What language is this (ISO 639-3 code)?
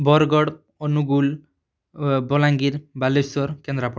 ori